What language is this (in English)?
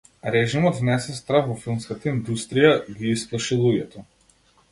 Macedonian